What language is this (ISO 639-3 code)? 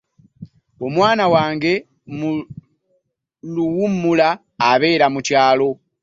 lug